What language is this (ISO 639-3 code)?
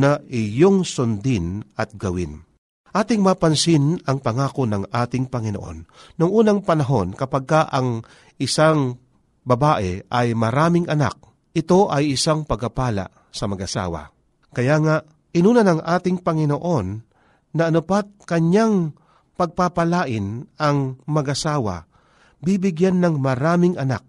fil